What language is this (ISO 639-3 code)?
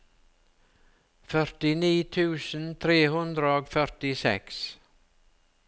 nor